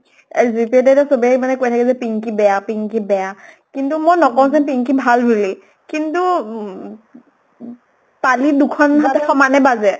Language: Assamese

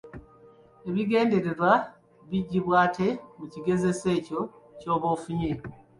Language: Ganda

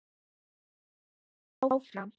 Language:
Icelandic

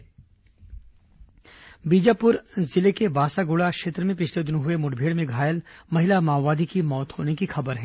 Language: Hindi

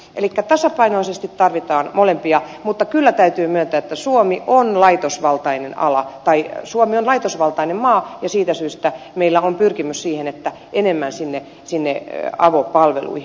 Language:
Finnish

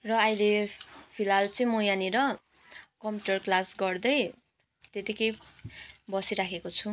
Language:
Nepali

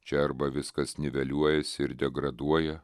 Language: Lithuanian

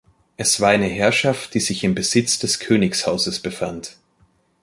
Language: German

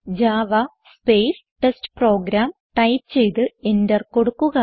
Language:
Malayalam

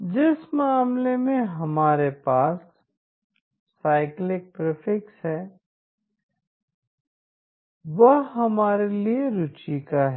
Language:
Hindi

